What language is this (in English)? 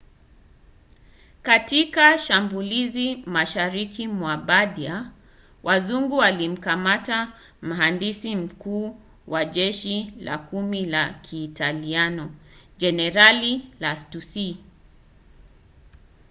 Swahili